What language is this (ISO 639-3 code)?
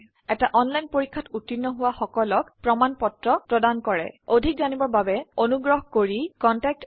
asm